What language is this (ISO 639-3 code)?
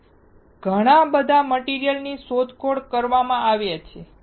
guj